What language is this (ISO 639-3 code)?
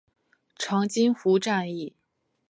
zho